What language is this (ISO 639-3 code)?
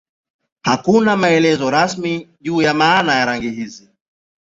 swa